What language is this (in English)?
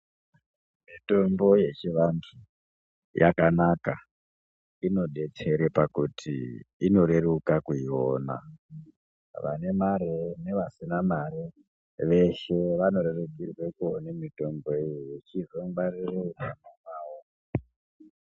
Ndau